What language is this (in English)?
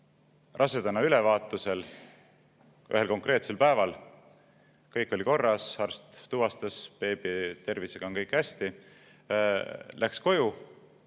Estonian